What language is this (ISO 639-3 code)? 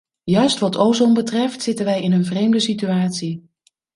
nld